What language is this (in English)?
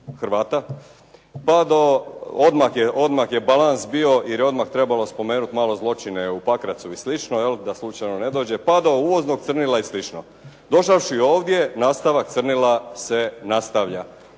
Croatian